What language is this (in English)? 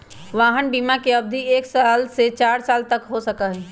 Magahi